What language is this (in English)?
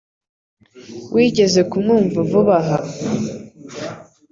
Kinyarwanda